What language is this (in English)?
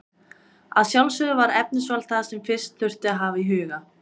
Icelandic